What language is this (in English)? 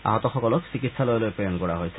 Assamese